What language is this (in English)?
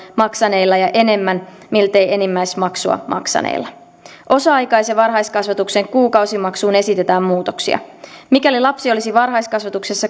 Finnish